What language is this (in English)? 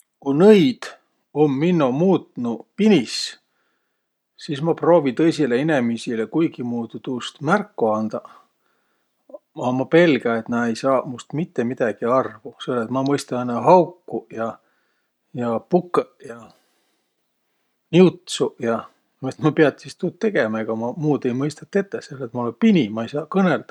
Võro